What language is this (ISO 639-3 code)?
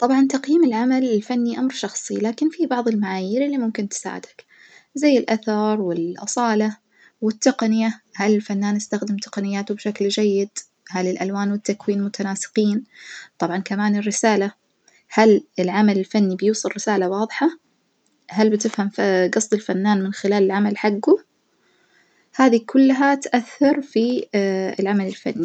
ars